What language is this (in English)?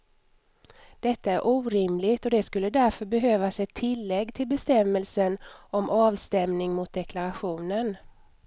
Swedish